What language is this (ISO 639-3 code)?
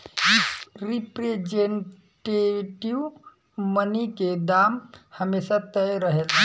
bho